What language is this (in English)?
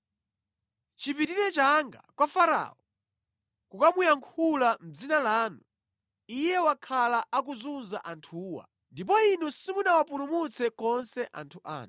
Nyanja